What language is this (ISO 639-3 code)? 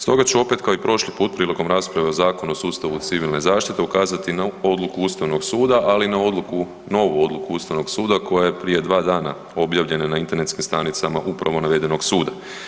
hrv